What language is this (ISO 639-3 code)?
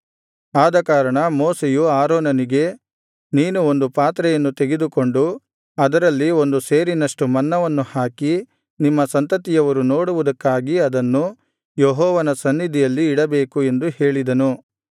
kan